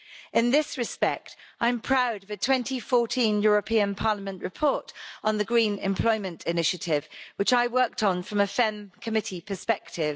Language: English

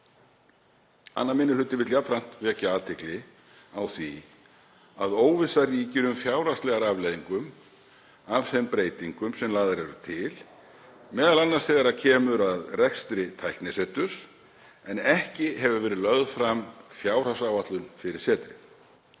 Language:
Icelandic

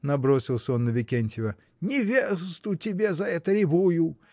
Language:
Russian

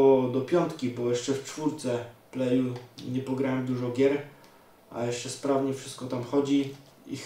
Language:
Polish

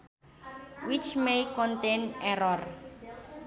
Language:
Sundanese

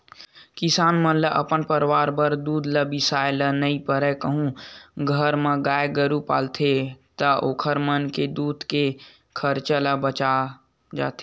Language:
Chhattisgarhi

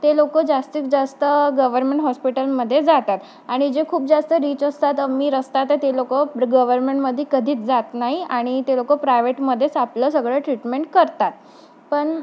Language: Marathi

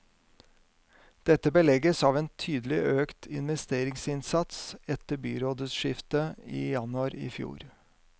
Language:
Norwegian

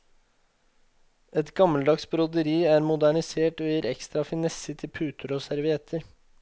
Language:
Norwegian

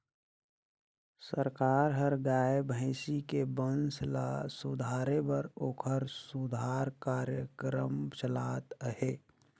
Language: Chhattisgarhi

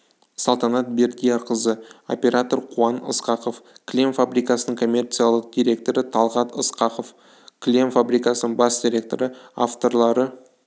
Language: Kazakh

